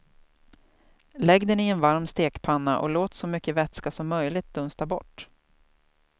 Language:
Swedish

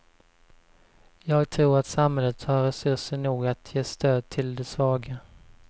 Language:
Swedish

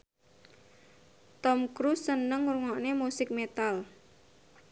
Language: Javanese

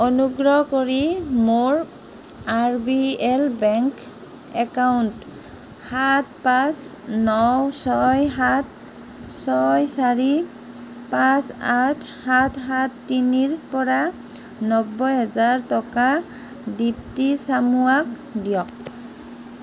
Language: Assamese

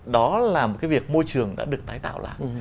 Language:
Vietnamese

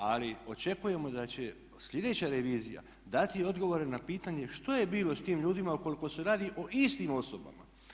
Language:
Croatian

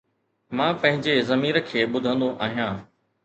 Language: Sindhi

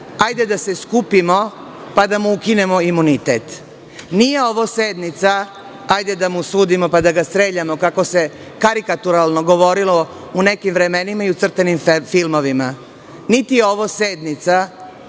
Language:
Serbian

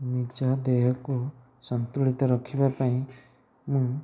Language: Odia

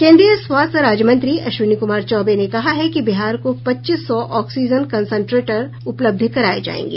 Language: Hindi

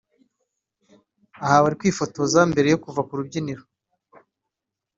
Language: Kinyarwanda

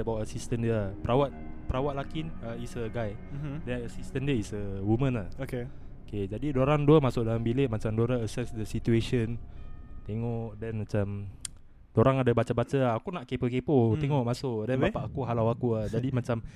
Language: Malay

